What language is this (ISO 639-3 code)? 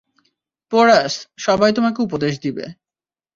ben